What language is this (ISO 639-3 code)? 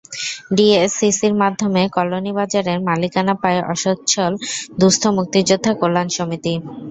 ben